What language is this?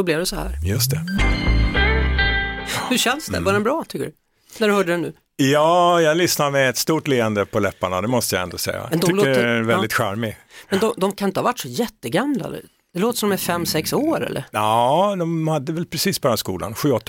Swedish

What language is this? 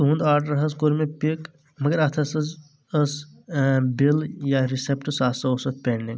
Kashmiri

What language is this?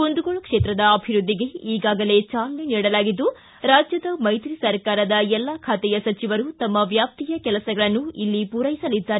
Kannada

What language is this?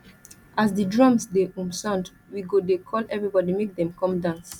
Nigerian Pidgin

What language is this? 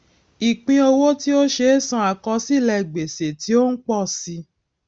Yoruba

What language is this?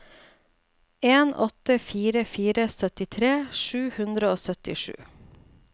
Norwegian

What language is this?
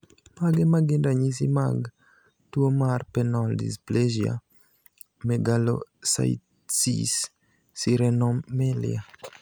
Luo (Kenya and Tanzania)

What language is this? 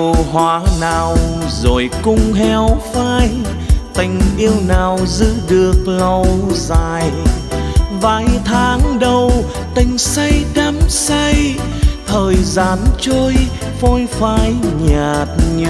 Vietnamese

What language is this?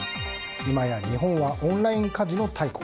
Japanese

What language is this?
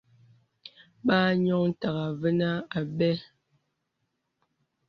Bebele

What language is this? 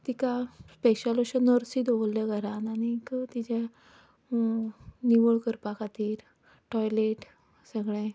Konkani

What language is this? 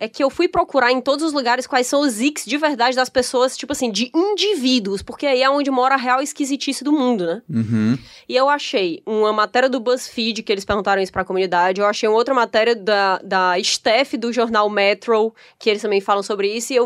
Portuguese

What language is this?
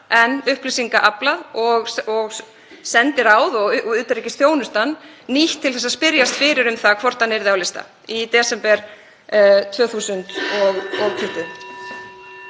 Icelandic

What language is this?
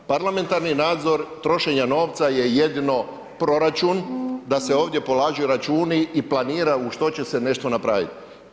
Croatian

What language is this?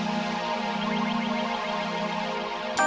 Indonesian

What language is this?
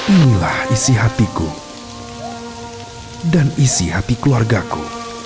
Indonesian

